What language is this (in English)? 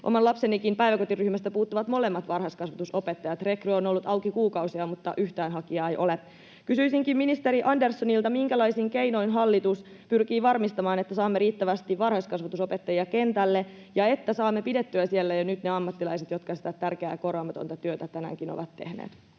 Finnish